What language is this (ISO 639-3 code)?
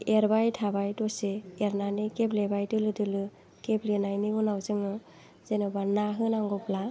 brx